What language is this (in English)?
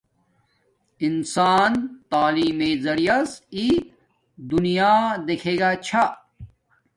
Domaaki